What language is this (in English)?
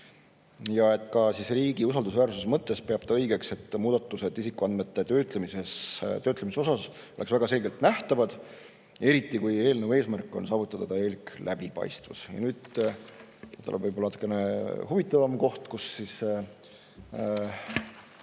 Estonian